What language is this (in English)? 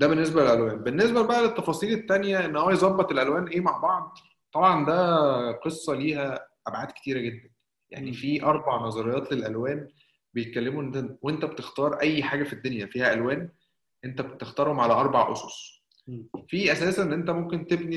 Arabic